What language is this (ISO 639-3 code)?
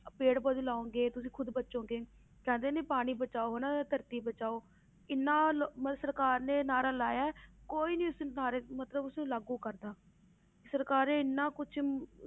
pan